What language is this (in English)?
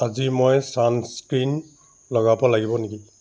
Assamese